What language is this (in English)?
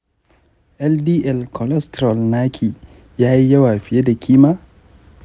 Hausa